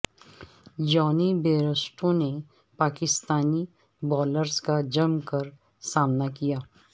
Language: Urdu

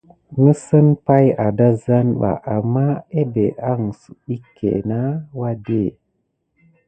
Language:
Gidar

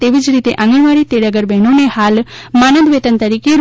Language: Gujarati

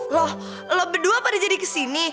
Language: Indonesian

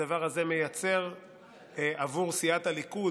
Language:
Hebrew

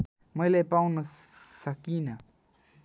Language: Nepali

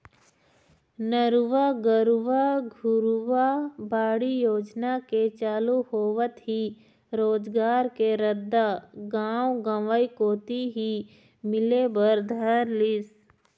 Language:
Chhattisgarhi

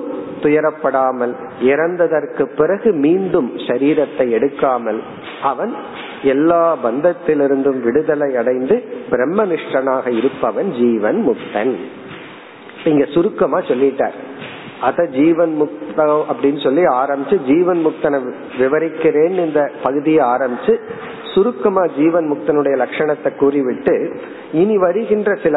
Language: Tamil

